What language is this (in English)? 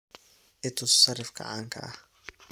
Somali